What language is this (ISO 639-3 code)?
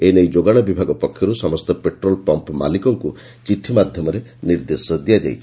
ori